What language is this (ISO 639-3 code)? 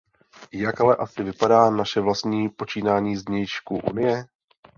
ces